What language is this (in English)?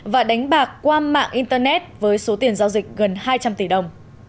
Vietnamese